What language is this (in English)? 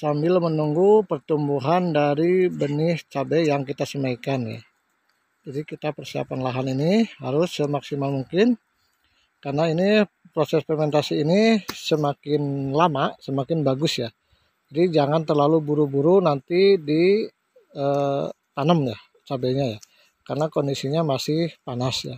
Indonesian